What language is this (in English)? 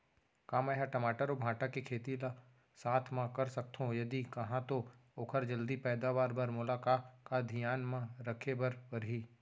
Chhattisgarhi